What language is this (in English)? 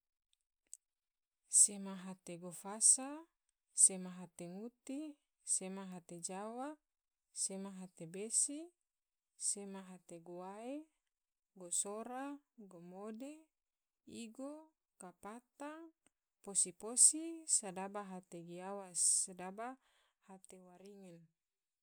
Tidore